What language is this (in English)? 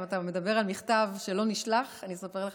Hebrew